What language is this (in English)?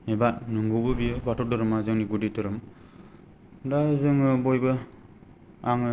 Bodo